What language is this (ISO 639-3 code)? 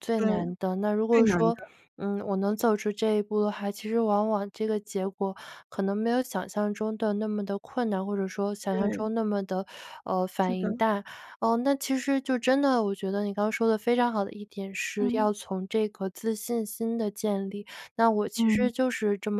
zho